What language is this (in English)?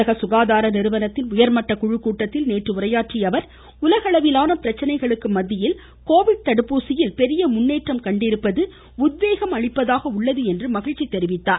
Tamil